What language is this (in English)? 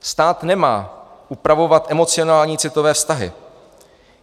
Czech